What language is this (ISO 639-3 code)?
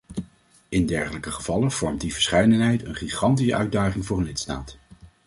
nld